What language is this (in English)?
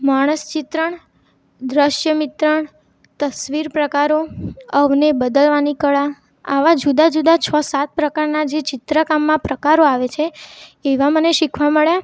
Gujarati